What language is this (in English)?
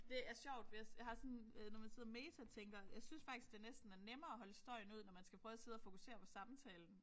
Danish